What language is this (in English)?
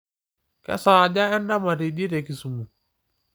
Masai